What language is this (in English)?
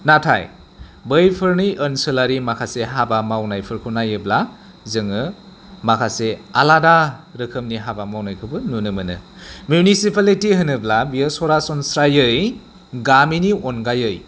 Bodo